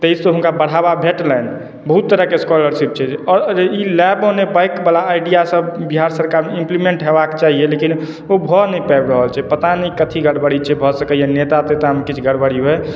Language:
Maithili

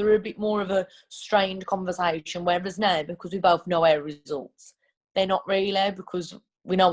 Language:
English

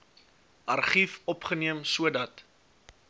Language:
Afrikaans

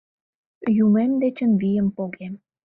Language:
Mari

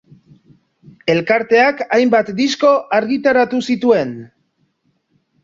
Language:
Basque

